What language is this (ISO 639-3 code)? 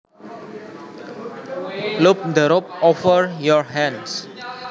jav